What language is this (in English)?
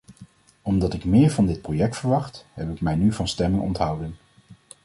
Dutch